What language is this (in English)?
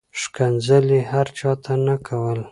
Pashto